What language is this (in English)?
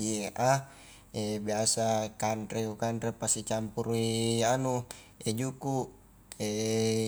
Highland Konjo